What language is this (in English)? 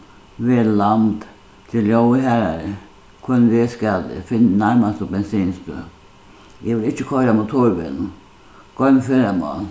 Faroese